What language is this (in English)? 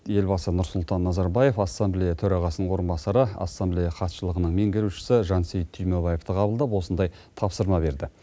Kazakh